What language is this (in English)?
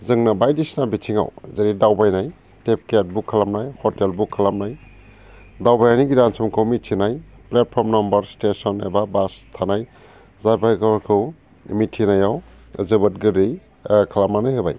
Bodo